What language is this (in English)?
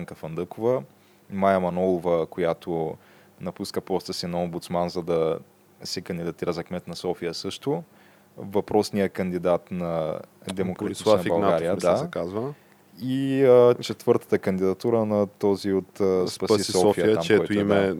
Bulgarian